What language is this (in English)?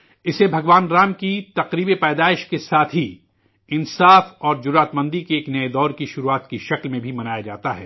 Urdu